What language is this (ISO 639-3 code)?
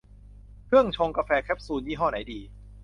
tha